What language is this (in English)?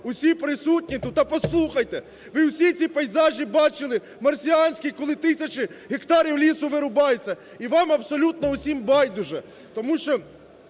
Ukrainian